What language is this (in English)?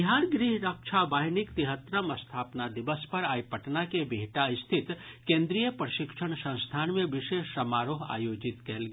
Maithili